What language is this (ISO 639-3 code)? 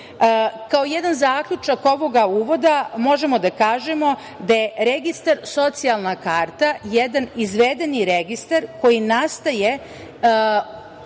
srp